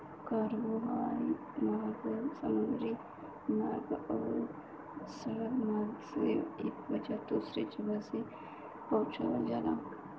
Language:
Bhojpuri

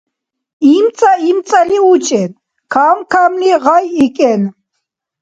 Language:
Dargwa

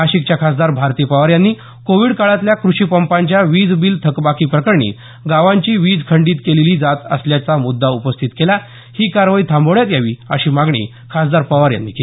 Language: Marathi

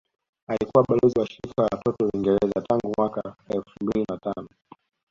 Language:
Swahili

